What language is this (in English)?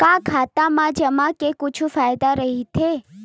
Chhattisgarhi